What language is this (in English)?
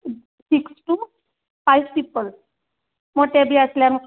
Konkani